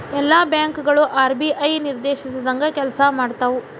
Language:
Kannada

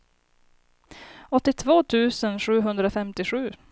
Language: Swedish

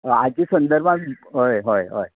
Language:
Konkani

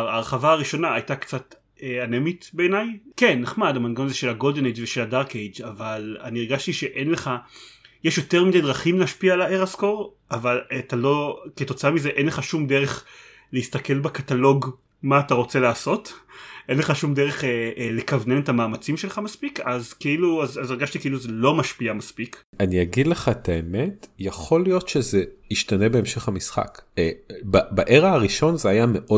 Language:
Hebrew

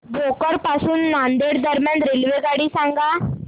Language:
Marathi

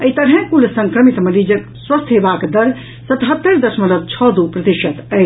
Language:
Maithili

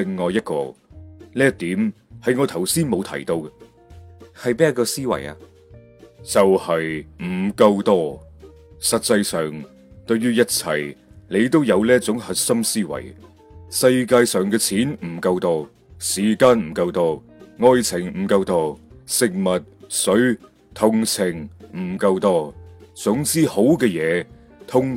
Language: Chinese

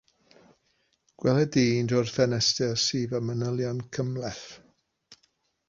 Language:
Welsh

